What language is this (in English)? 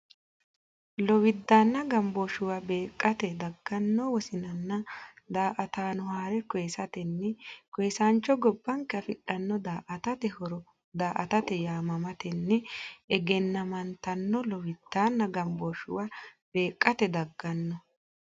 Sidamo